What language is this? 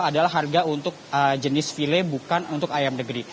Indonesian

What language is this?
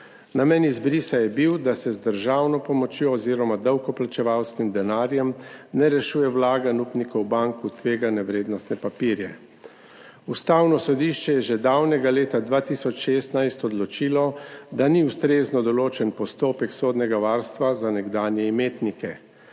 Slovenian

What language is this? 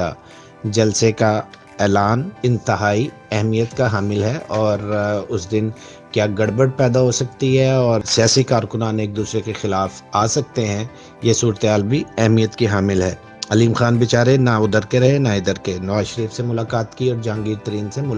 Urdu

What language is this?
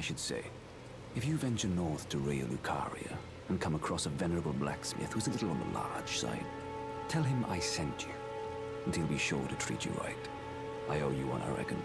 Polish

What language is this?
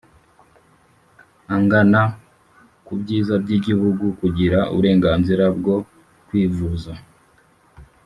Kinyarwanda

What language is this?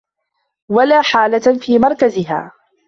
Arabic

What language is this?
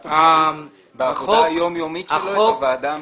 Hebrew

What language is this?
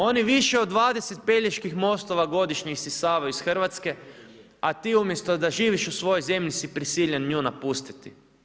Croatian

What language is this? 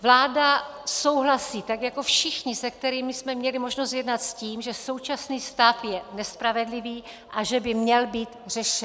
Czech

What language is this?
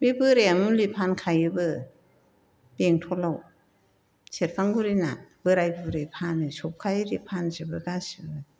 Bodo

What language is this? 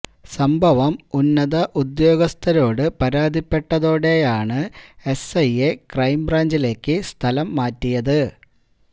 Malayalam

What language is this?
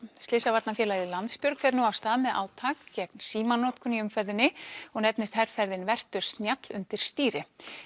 Icelandic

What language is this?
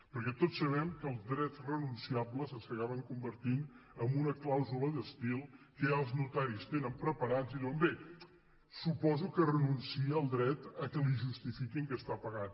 Catalan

